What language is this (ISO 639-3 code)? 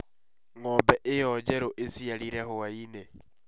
kik